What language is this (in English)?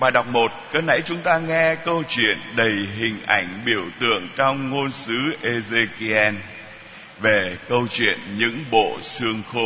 Vietnamese